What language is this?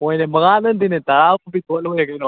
Manipuri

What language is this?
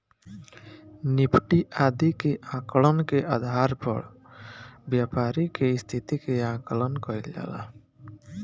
Bhojpuri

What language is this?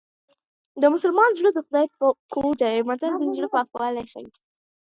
Pashto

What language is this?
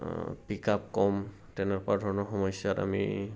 Assamese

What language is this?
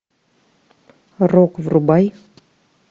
Russian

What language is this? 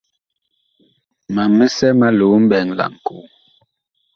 Bakoko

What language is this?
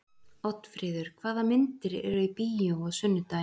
Icelandic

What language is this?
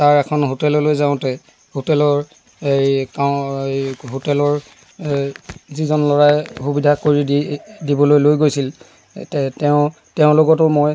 Assamese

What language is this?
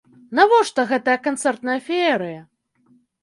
Belarusian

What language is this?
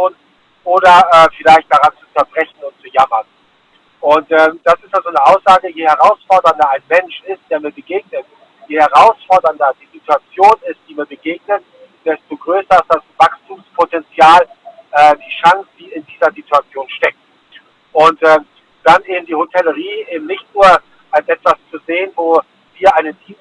German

